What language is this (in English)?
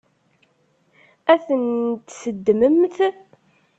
Kabyle